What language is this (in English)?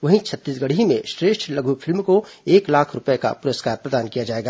Hindi